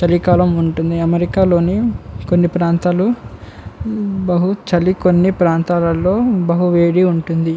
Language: Telugu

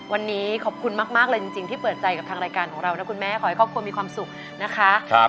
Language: Thai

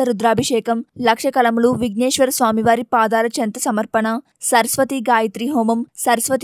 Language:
Indonesian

